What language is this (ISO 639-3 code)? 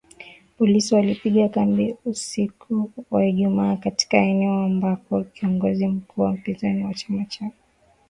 swa